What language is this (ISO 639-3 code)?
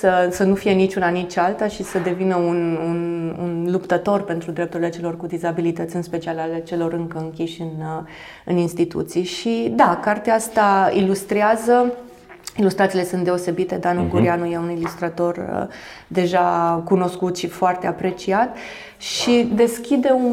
ron